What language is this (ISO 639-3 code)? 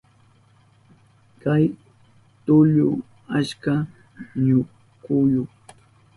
qup